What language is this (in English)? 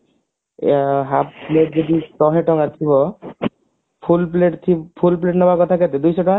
Odia